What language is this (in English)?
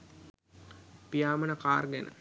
Sinhala